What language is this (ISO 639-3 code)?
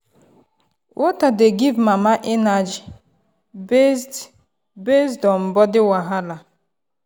pcm